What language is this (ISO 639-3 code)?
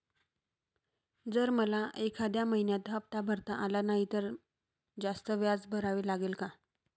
mar